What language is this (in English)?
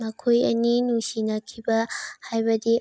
Manipuri